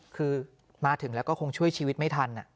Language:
Thai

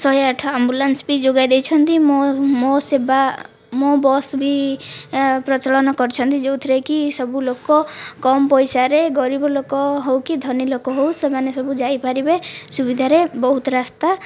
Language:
Odia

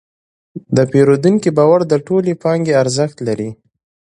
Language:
Pashto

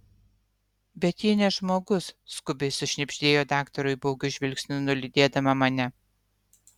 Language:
Lithuanian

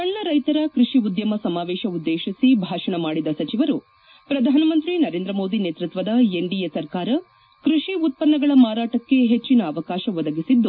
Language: Kannada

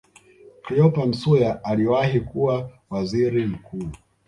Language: Swahili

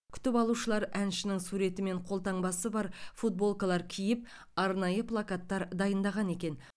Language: Kazakh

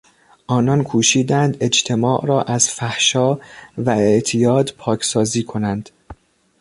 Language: Persian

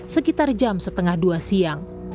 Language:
Indonesian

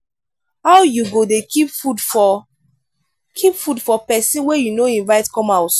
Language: Nigerian Pidgin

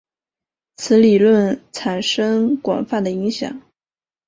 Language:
Chinese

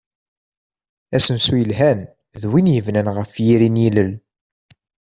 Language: Kabyle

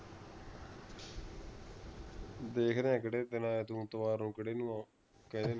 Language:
Punjabi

